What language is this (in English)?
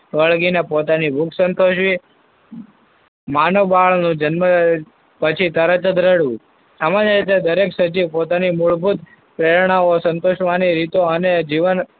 Gujarati